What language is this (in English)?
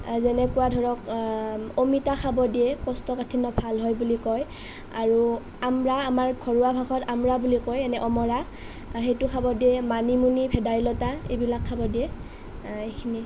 Assamese